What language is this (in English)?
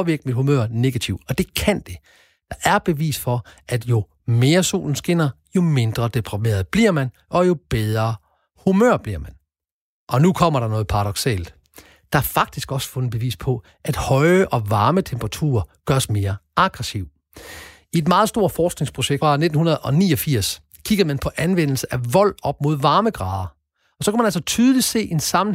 Danish